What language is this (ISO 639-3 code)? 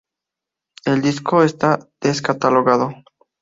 spa